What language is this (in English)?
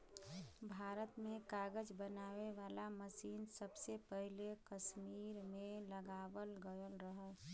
Bhojpuri